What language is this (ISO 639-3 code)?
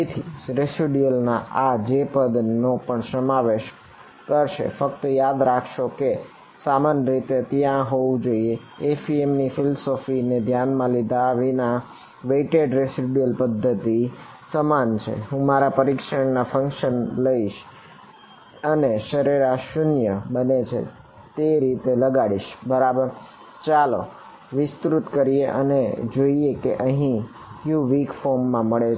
guj